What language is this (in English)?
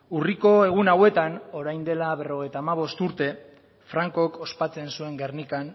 Basque